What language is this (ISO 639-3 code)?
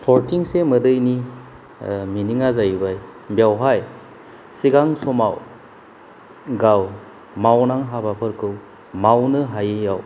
brx